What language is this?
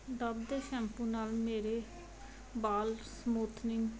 Punjabi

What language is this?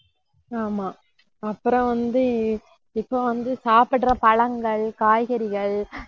Tamil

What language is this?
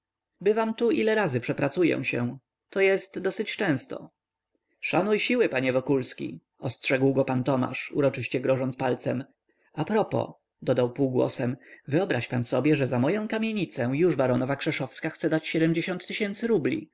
Polish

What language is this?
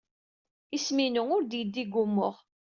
Kabyle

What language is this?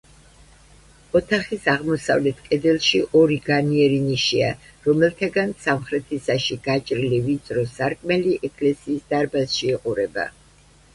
Georgian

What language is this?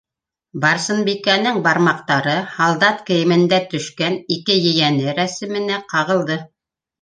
Bashkir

